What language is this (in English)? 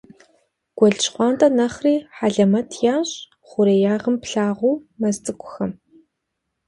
Kabardian